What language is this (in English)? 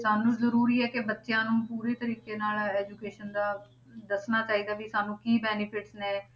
Punjabi